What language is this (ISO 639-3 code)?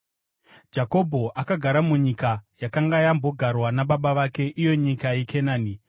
sna